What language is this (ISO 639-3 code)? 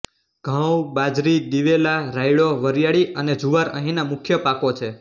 guj